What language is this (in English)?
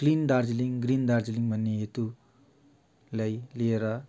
Nepali